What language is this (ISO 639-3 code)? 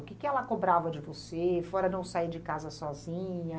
por